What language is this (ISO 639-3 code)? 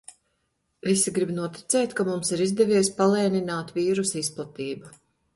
lav